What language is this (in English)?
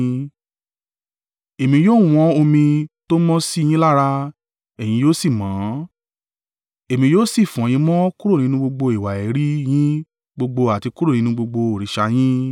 Yoruba